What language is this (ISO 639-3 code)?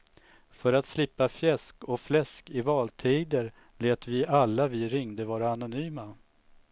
swe